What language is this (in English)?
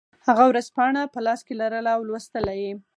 Pashto